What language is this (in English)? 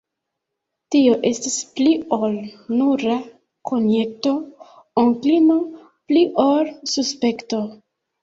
Esperanto